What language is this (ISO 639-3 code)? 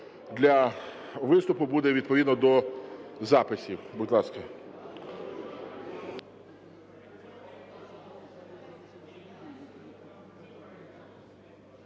ukr